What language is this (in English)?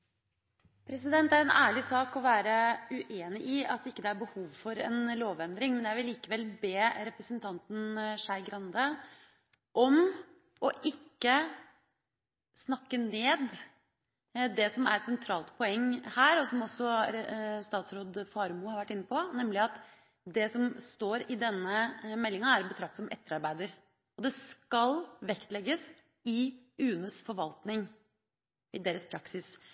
Norwegian Bokmål